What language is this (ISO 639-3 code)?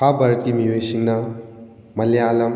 mni